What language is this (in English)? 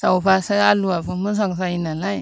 Bodo